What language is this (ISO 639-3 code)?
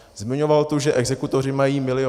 ces